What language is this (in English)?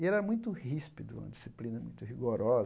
Portuguese